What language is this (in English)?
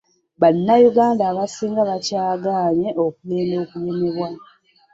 Ganda